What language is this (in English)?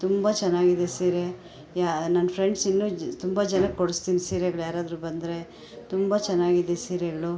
Kannada